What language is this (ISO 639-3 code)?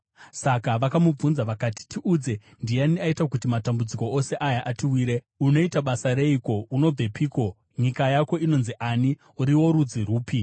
sna